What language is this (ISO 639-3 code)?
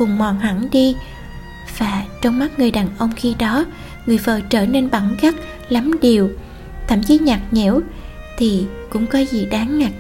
vie